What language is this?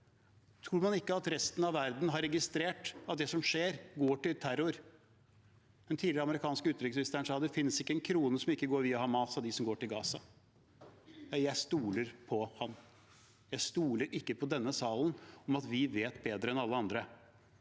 Norwegian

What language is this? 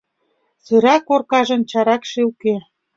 Mari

